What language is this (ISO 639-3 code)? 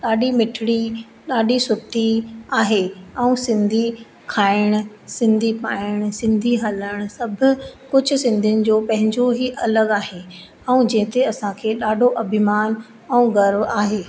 snd